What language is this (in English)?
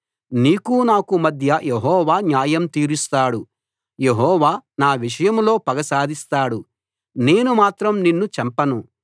Telugu